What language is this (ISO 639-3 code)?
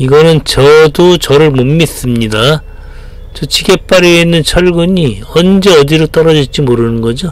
kor